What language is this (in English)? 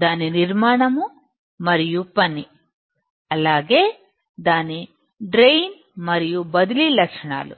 Telugu